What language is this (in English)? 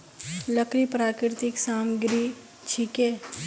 Magahi